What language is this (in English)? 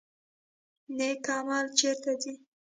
Pashto